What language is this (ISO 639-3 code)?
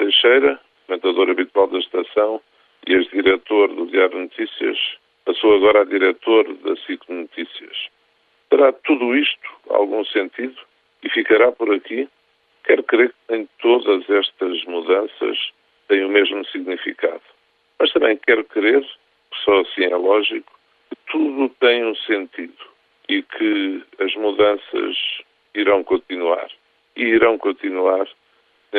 por